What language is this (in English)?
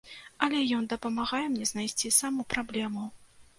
Belarusian